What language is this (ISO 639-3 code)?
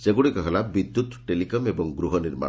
ori